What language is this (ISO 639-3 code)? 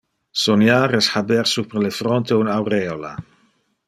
ina